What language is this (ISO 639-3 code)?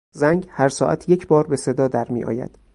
fas